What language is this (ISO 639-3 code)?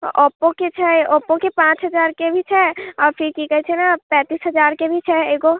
mai